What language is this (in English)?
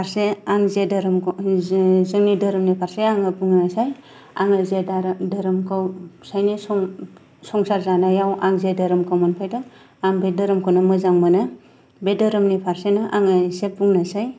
Bodo